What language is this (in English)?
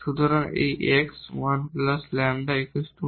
Bangla